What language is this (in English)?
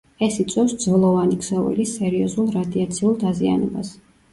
Georgian